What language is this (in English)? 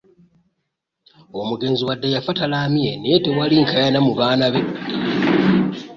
Ganda